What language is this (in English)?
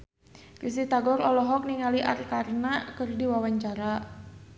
Sundanese